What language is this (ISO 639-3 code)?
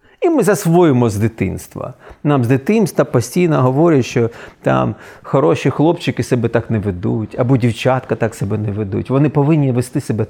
ukr